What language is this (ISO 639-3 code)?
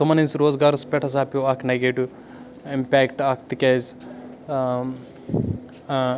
kas